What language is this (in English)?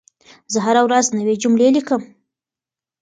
Pashto